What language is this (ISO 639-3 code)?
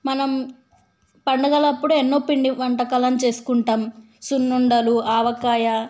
tel